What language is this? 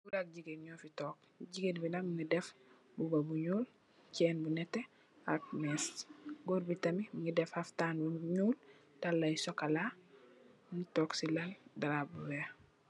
Wolof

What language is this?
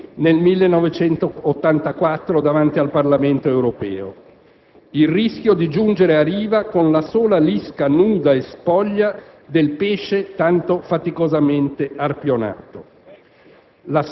Italian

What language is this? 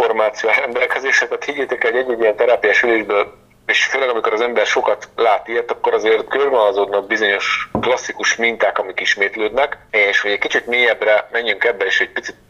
Hungarian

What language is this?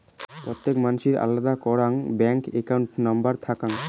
Bangla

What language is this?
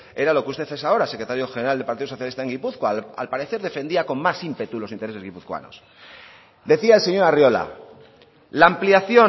Spanish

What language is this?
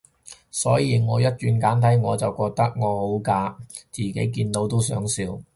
Cantonese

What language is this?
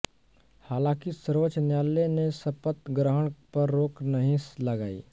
Hindi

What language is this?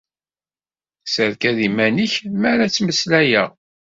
Kabyle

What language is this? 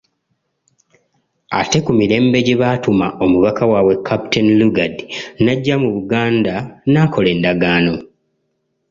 Ganda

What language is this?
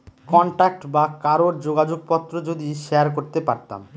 Bangla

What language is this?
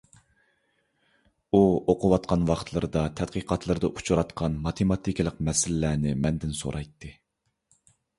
Uyghur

